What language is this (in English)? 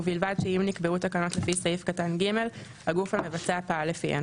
Hebrew